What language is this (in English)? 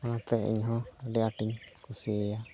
Santali